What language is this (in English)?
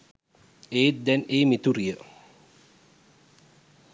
Sinhala